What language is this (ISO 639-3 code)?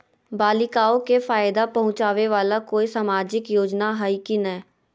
mag